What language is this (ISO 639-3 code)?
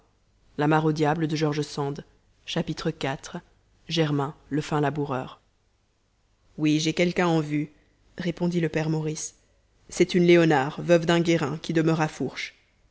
fra